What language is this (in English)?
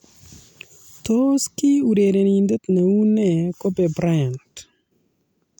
Kalenjin